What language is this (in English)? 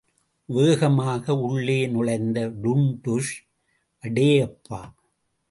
Tamil